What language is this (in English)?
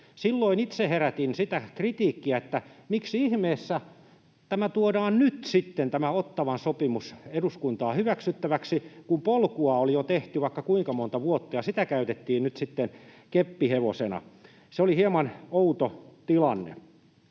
Finnish